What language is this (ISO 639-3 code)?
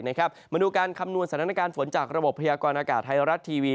tha